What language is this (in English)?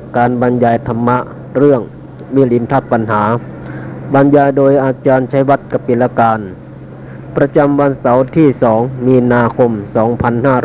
Thai